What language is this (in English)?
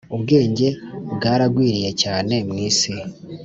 Kinyarwanda